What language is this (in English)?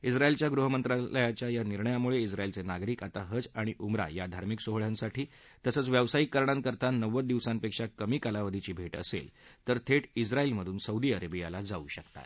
Marathi